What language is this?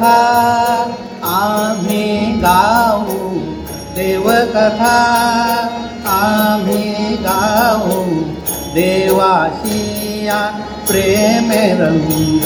Marathi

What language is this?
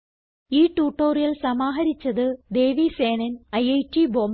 Malayalam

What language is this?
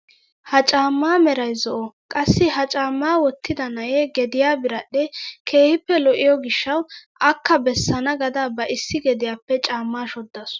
Wolaytta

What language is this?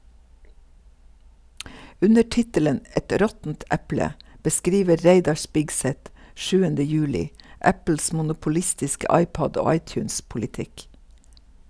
Norwegian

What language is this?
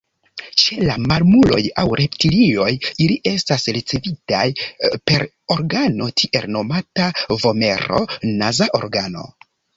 Esperanto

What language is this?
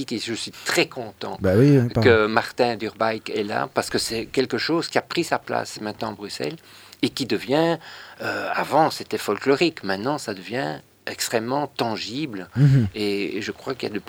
French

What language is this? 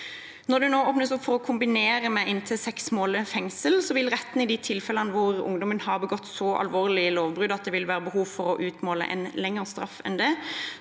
Norwegian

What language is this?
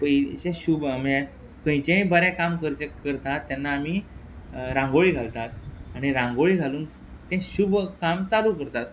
Konkani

